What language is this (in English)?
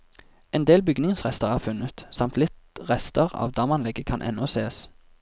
Norwegian